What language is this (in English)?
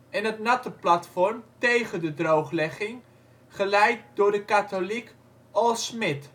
Dutch